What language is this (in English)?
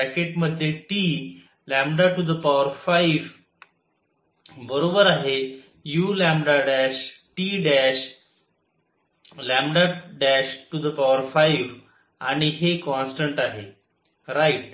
Marathi